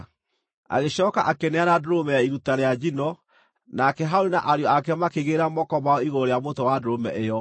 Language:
Kikuyu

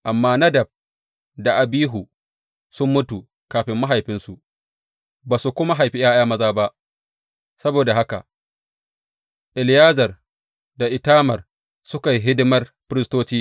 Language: Hausa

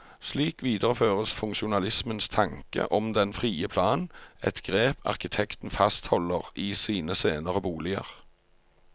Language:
Norwegian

